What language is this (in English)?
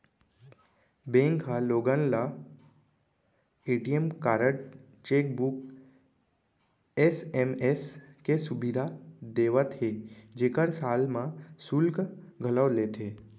Chhattisgarhi